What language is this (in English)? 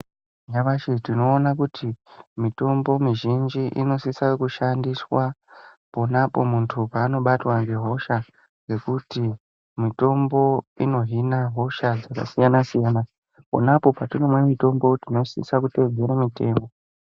Ndau